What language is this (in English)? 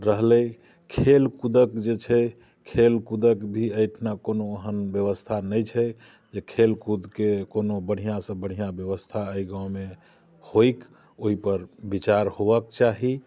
Maithili